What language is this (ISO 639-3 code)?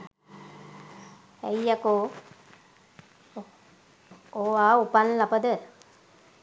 sin